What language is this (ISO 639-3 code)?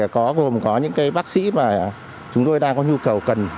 vie